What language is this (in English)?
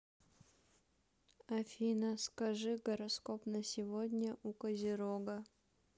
Russian